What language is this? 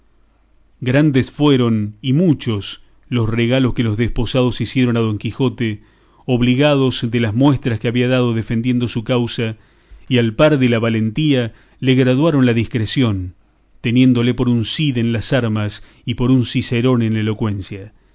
Spanish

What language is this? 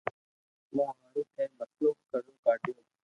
Loarki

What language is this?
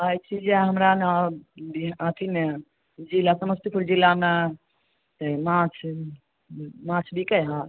Maithili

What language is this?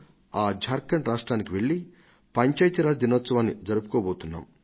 Telugu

